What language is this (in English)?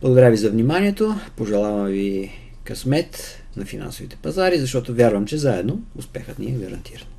Bulgarian